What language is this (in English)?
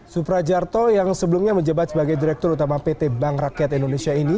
Indonesian